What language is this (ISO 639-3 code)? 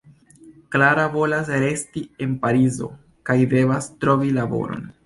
epo